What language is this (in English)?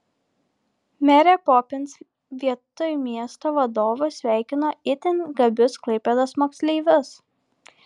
Lithuanian